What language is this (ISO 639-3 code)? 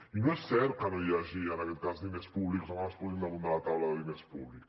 cat